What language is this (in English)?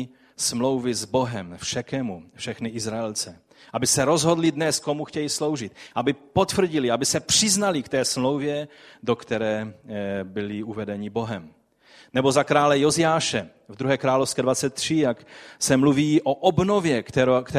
Czech